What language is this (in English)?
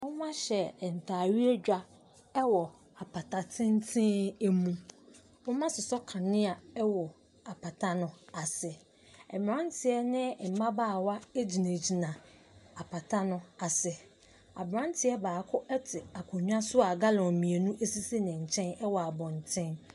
Akan